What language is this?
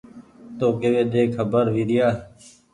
Goaria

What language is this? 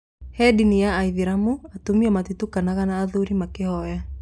Kikuyu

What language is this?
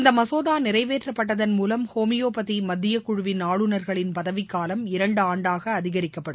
Tamil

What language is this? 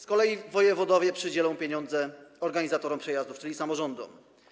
Polish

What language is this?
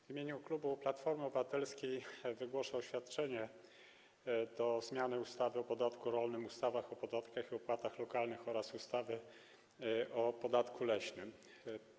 Polish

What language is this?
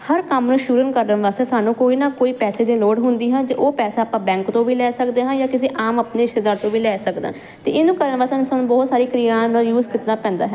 Punjabi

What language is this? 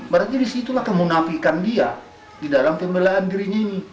Indonesian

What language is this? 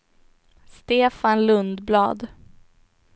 Swedish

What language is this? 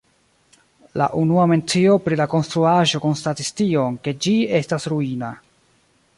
Esperanto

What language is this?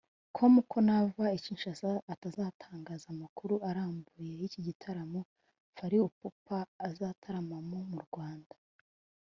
Kinyarwanda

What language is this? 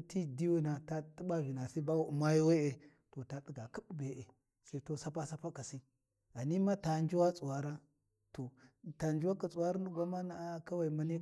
Warji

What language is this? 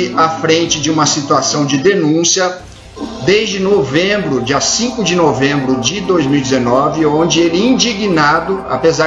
Portuguese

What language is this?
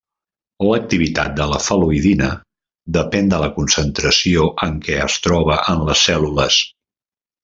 Catalan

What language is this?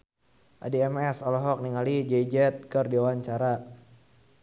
Sundanese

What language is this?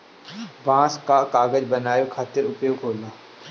Bhojpuri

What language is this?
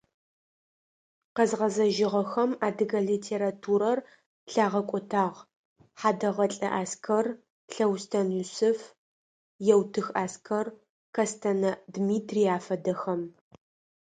Adyghe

